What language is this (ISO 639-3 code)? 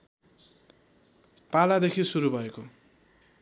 nep